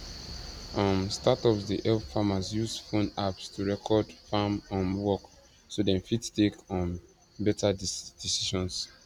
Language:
Nigerian Pidgin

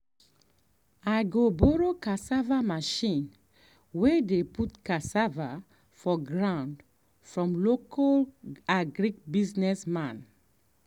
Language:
Nigerian Pidgin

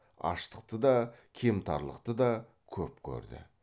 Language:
Kazakh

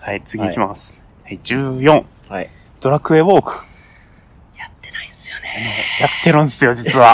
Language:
Japanese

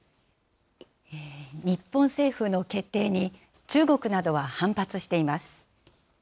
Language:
Japanese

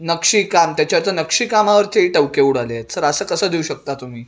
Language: Marathi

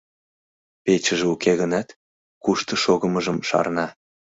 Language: Mari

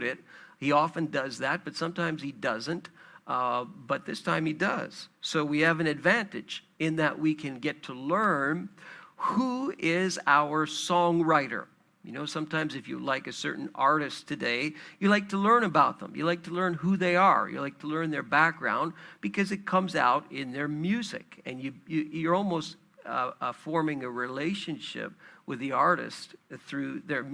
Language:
English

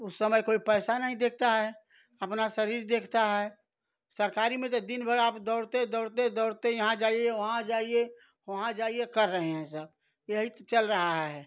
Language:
Hindi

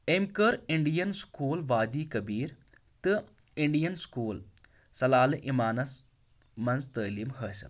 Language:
Kashmiri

